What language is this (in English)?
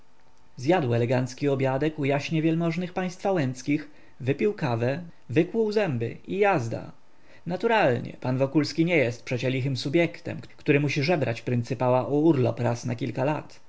Polish